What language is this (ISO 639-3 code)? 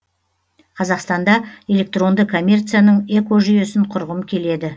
kaz